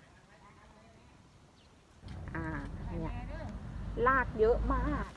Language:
Thai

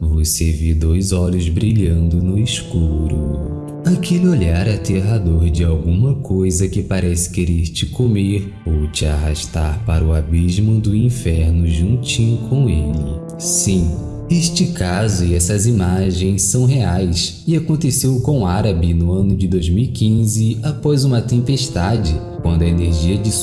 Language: Portuguese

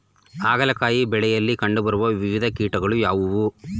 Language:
Kannada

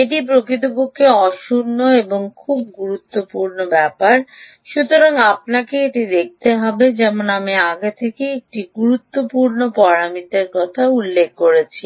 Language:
Bangla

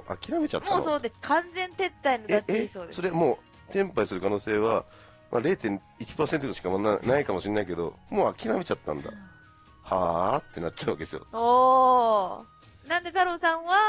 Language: Japanese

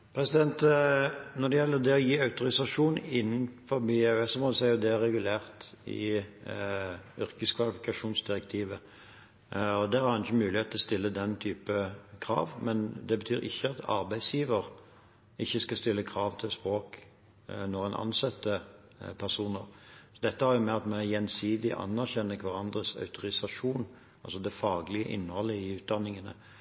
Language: Norwegian Bokmål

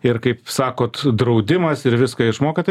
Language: Lithuanian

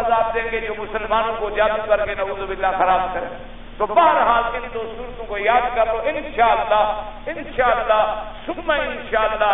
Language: Arabic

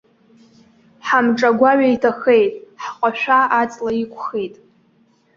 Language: Abkhazian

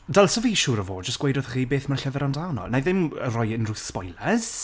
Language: Welsh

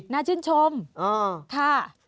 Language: Thai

